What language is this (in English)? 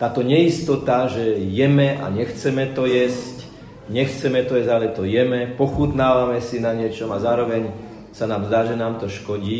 Slovak